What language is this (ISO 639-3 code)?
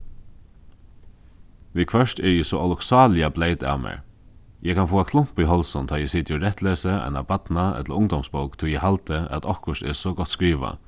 fao